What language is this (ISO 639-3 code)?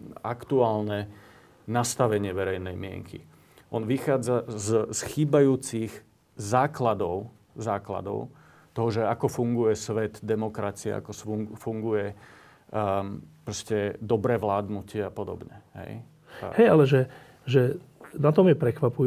slk